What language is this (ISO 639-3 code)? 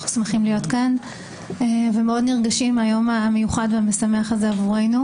heb